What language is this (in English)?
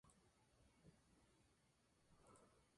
Spanish